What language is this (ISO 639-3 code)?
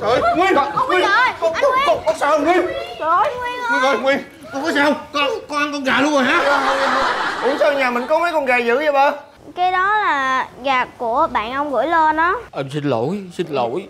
vie